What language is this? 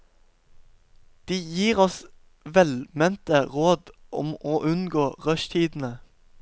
Norwegian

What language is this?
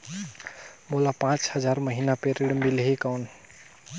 Chhattisgarhi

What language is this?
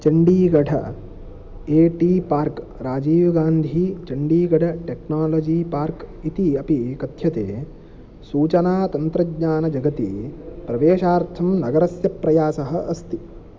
Sanskrit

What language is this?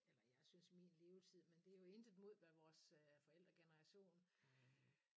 Danish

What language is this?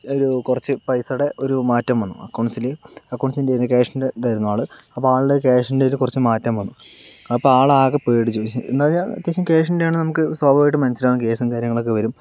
Malayalam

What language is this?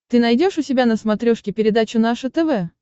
Russian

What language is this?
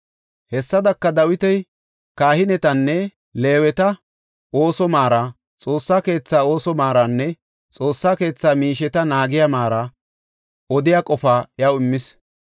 Gofa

